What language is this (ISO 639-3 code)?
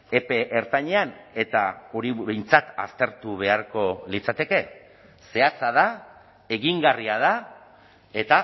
eus